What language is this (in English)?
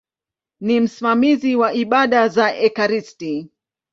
Swahili